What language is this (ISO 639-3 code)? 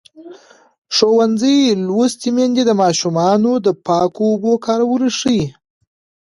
pus